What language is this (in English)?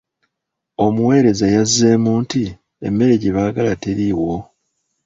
Ganda